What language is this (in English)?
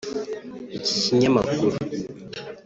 Kinyarwanda